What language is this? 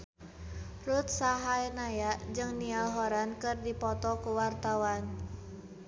Sundanese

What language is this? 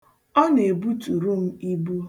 Igbo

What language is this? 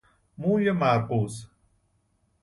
Persian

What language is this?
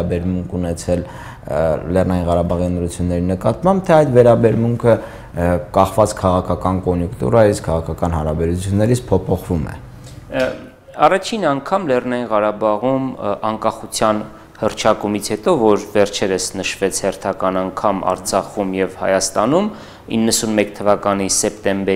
Romanian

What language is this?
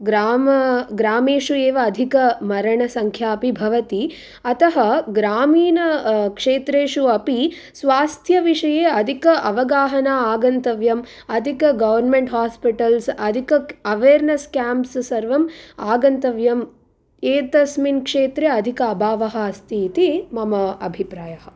Sanskrit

